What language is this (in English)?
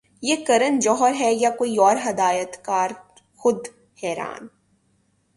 Urdu